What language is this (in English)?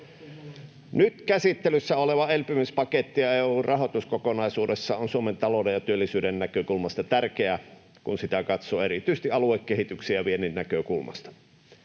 Finnish